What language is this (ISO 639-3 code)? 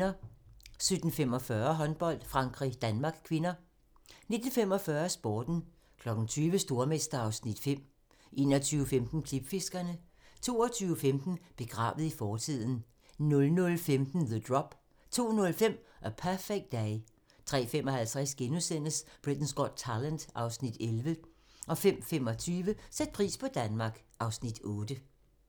dan